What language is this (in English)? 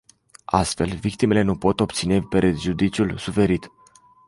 Romanian